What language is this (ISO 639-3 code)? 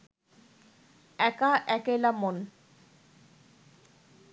ben